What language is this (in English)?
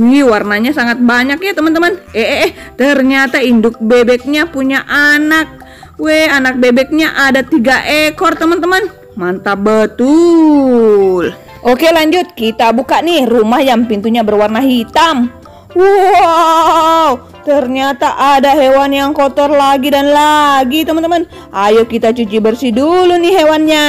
Indonesian